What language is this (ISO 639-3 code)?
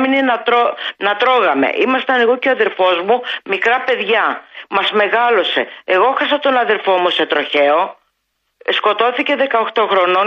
ell